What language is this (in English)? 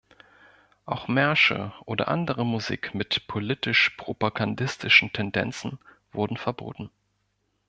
German